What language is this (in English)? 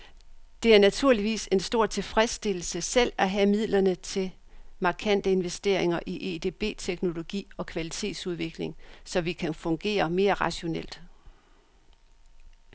Danish